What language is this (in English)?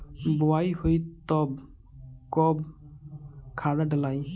Bhojpuri